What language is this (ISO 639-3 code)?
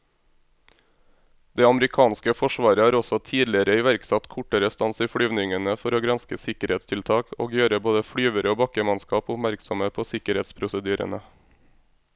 nor